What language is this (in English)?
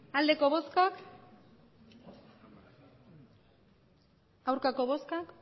Basque